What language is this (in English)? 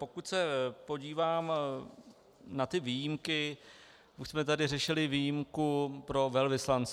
Czech